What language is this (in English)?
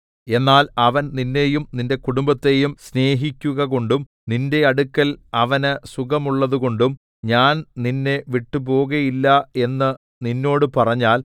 Malayalam